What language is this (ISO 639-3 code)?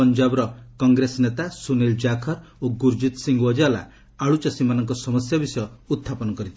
ori